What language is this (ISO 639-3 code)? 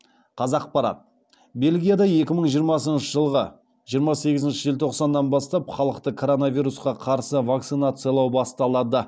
kaz